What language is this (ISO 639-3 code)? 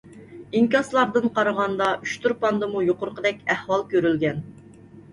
uig